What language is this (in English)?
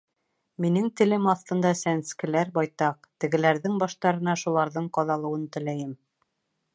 Bashkir